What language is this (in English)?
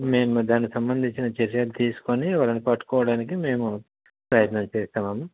Telugu